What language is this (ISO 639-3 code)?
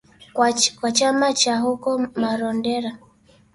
swa